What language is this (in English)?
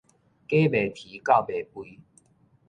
Min Nan Chinese